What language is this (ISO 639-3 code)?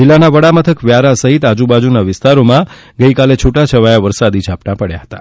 guj